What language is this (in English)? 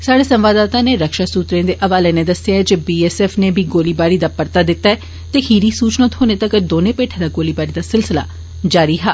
Dogri